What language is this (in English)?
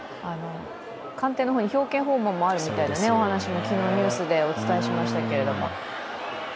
Japanese